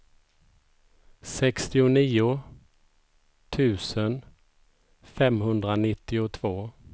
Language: Swedish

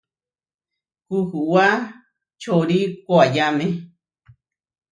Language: Huarijio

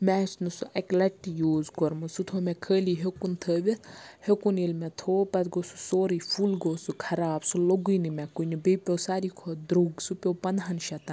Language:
Kashmiri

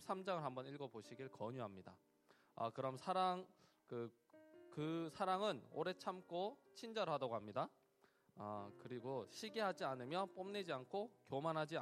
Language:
Korean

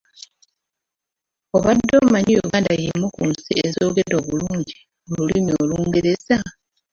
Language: Ganda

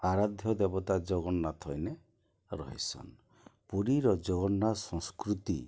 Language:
Odia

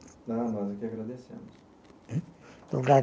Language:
Portuguese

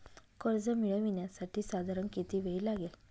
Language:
Marathi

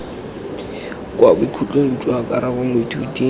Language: Tswana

